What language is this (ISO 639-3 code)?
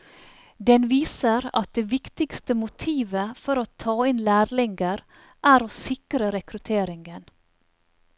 nor